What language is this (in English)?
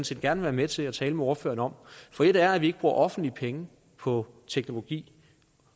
Danish